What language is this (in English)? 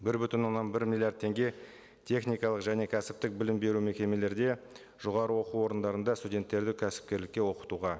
Kazakh